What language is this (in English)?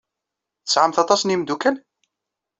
Kabyle